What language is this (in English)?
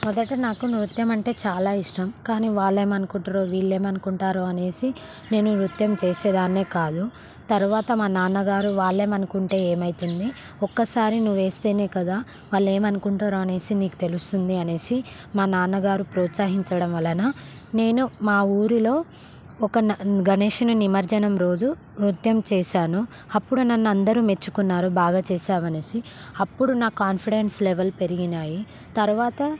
Telugu